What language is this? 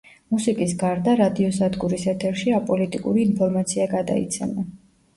Georgian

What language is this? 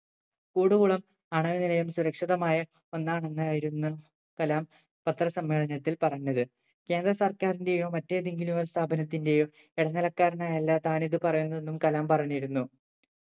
Malayalam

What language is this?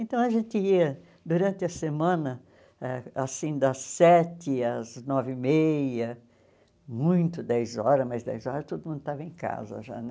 Portuguese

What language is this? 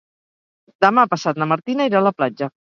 Catalan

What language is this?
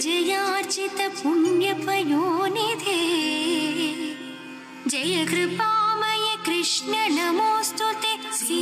Kannada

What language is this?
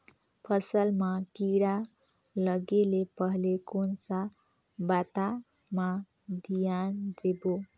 Chhattisgarhi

